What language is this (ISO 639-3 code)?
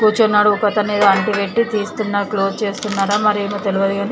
tel